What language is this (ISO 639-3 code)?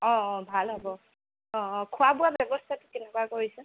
asm